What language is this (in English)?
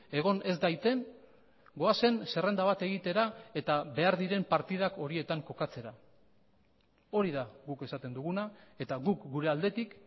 Basque